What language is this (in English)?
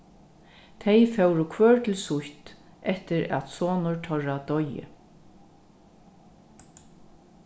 Faroese